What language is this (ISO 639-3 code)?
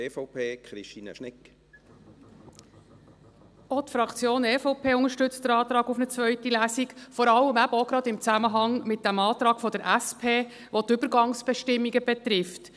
gsw